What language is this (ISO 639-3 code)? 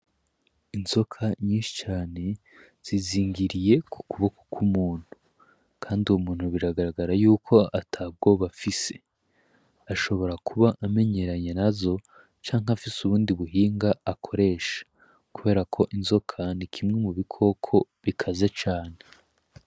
run